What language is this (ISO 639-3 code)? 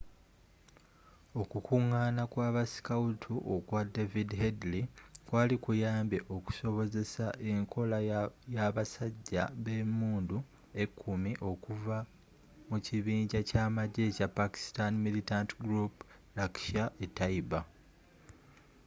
lug